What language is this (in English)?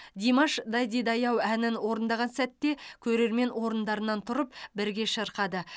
Kazakh